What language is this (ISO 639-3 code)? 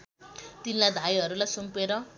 nep